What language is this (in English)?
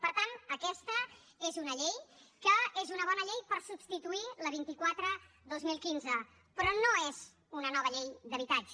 Catalan